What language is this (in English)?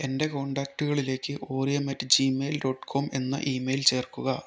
Malayalam